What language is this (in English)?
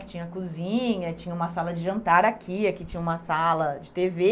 Portuguese